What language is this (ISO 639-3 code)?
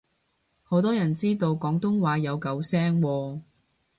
yue